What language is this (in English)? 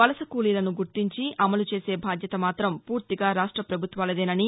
Telugu